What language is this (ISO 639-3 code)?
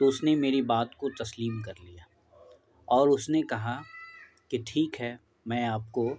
urd